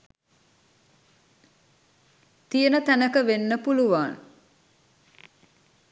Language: Sinhala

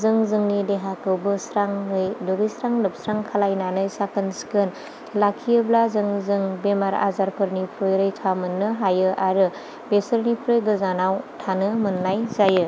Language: Bodo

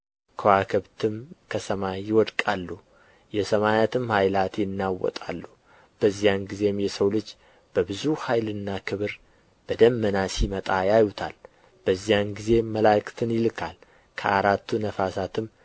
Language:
Amharic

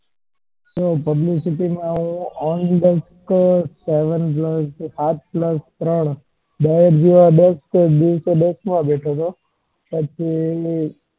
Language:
Gujarati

